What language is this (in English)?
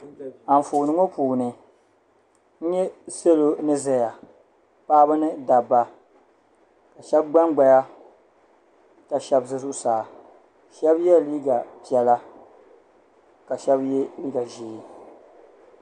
Dagbani